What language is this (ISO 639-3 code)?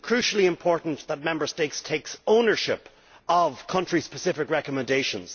eng